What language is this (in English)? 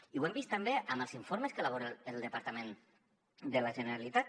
Catalan